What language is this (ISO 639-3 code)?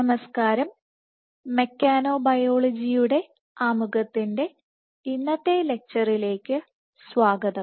mal